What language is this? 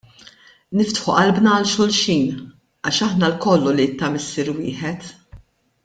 Maltese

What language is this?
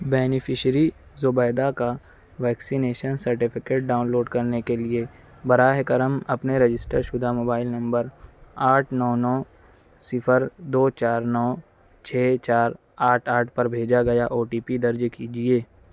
Urdu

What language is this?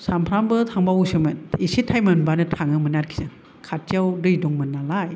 Bodo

